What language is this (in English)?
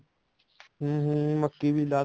Punjabi